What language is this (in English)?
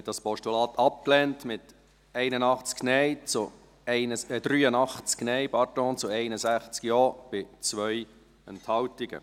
Swiss German